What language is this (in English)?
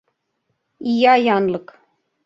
Mari